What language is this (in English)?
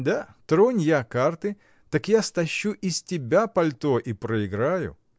Russian